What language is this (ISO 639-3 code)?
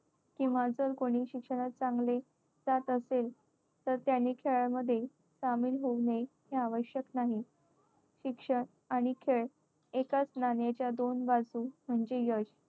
mar